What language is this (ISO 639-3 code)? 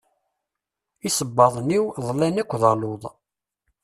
kab